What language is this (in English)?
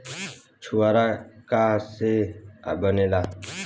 Bhojpuri